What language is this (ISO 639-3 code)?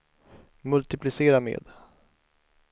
swe